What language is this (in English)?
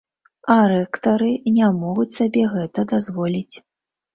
Belarusian